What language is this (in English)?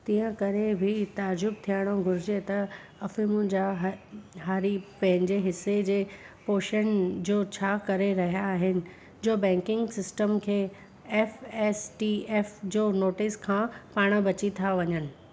Sindhi